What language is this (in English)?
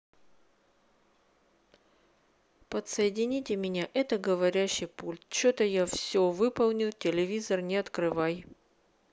Russian